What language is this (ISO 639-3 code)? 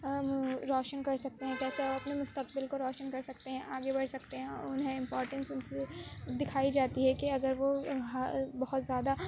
urd